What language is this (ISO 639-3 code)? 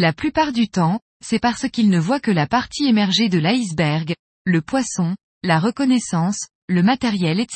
fra